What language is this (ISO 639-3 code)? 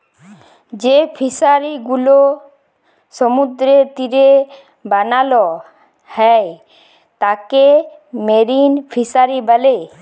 ben